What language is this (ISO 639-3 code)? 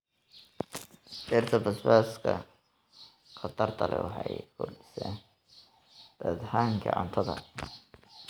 som